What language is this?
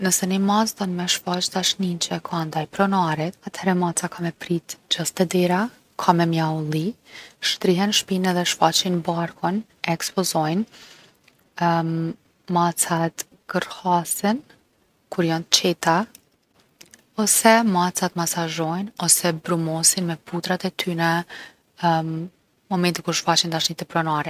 Gheg Albanian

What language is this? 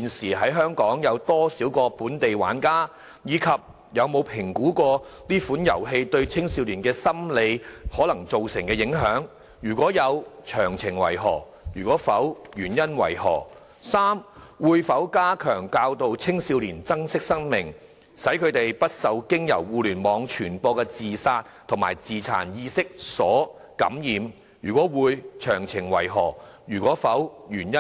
Cantonese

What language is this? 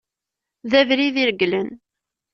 Kabyle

